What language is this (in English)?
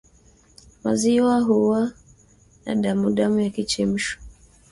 Swahili